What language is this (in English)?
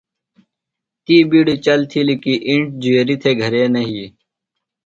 Phalura